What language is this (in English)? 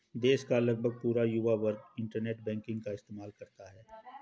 Hindi